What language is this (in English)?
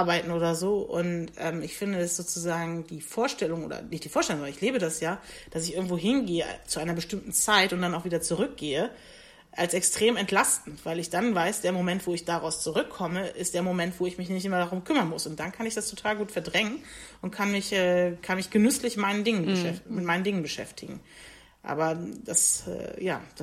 German